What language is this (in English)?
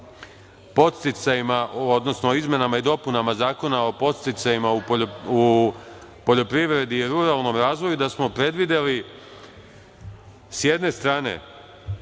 Serbian